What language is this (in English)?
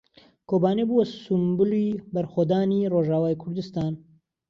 Central Kurdish